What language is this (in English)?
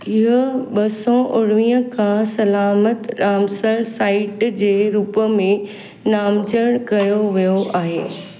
Sindhi